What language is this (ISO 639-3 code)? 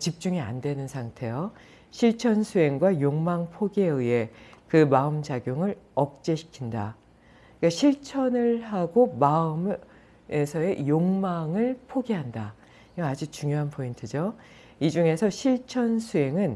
kor